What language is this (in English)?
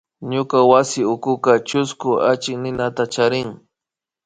Imbabura Highland Quichua